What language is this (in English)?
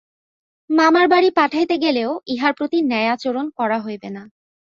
Bangla